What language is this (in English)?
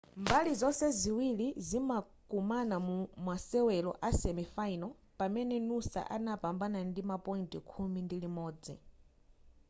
Nyanja